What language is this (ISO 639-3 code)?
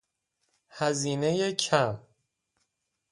fas